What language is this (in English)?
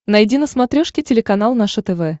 Russian